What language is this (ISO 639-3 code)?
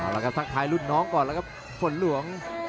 tha